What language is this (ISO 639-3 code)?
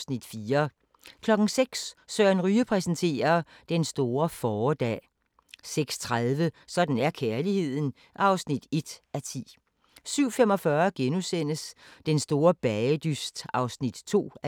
dan